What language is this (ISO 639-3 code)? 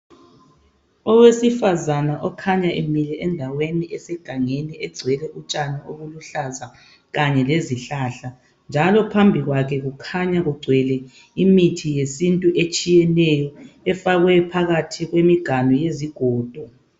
nde